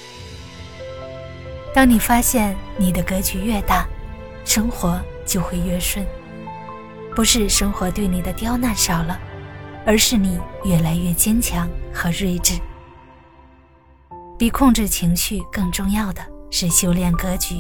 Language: Chinese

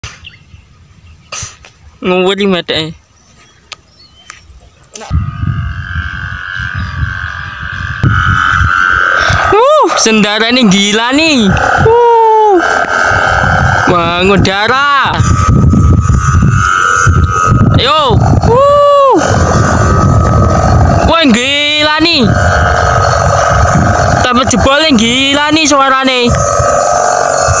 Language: Indonesian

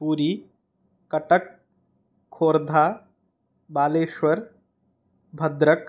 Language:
Sanskrit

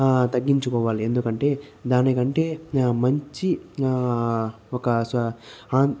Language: Telugu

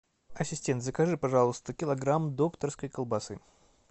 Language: Russian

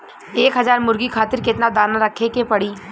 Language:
Bhojpuri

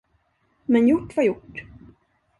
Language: Swedish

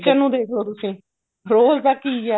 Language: Punjabi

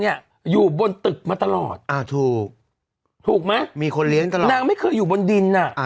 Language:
Thai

